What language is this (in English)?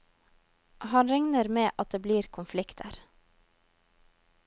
Norwegian